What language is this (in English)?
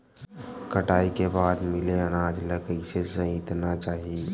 Chhattisgarhi